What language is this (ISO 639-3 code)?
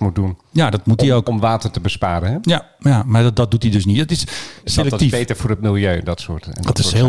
nld